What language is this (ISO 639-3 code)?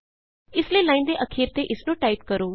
pan